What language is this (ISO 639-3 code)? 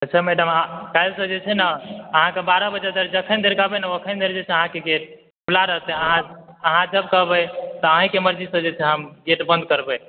mai